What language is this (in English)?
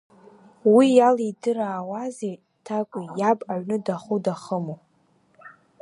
Abkhazian